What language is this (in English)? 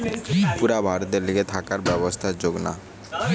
Bangla